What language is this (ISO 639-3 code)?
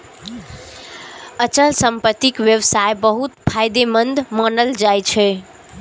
mai